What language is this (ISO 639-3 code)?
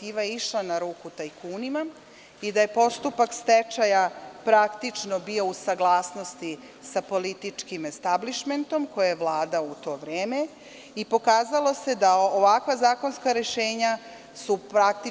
srp